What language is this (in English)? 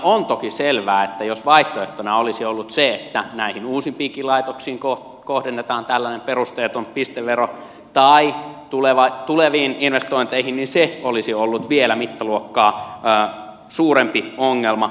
Finnish